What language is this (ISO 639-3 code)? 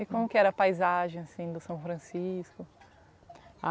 por